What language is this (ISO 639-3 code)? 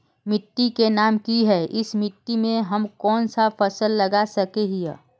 mag